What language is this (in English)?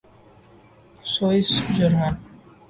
Urdu